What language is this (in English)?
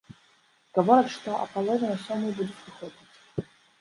Belarusian